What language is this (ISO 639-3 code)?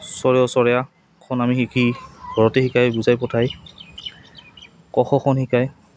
asm